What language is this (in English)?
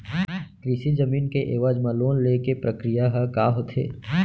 Chhattisgarhi